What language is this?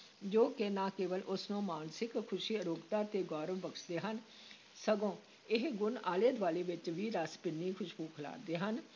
Punjabi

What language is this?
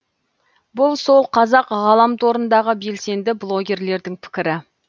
Kazakh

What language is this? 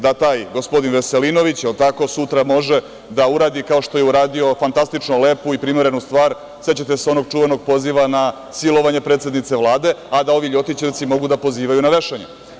Serbian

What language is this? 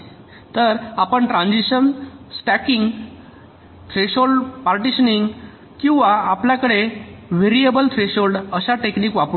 Marathi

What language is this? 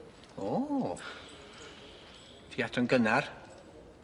Welsh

